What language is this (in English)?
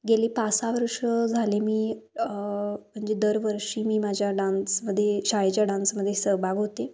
Marathi